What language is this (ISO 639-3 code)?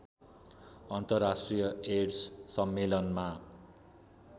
nep